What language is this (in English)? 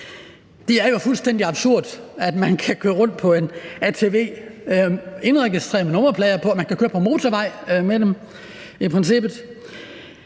Danish